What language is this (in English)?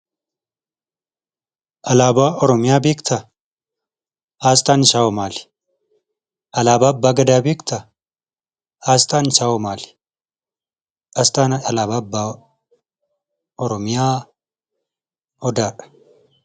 Oromo